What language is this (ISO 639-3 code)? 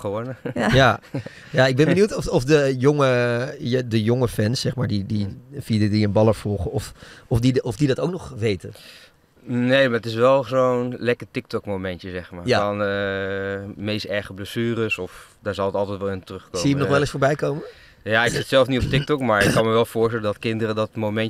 nld